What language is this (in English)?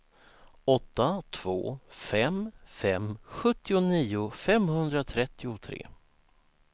Swedish